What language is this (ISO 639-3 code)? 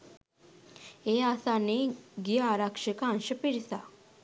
sin